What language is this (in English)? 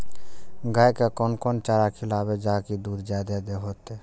Maithili